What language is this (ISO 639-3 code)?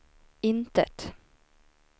swe